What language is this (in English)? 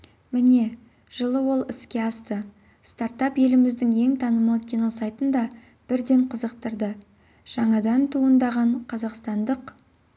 Kazakh